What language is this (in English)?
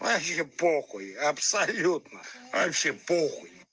Russian